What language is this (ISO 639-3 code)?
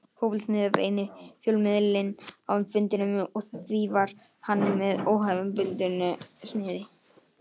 isl